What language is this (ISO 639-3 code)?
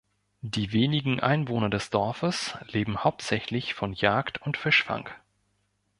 deu